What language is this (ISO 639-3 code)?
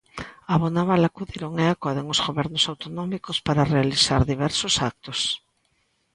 glg